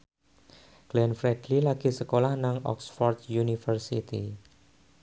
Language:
Javanese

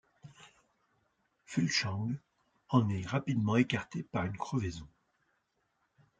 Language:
French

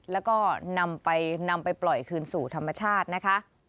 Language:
Thai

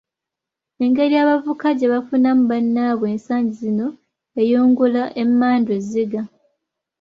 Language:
Ganda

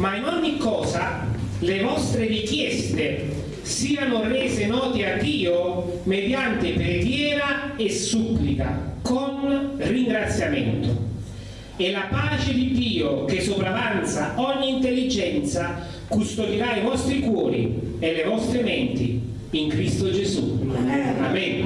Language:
Italian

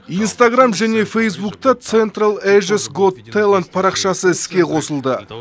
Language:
Kazakh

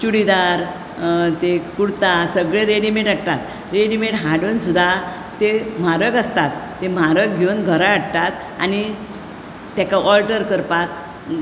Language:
Konkani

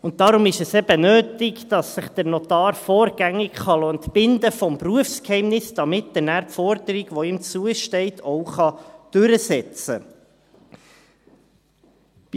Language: Swiss German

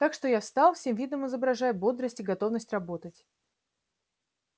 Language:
Russian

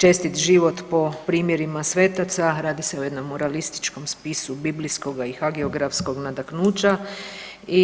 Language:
Croatian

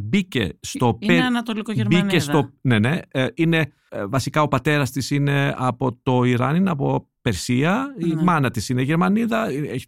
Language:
Greek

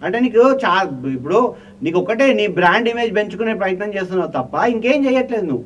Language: Telugu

